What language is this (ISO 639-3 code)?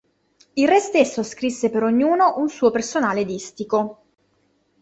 ita